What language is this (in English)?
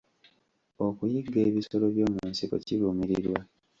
Ganda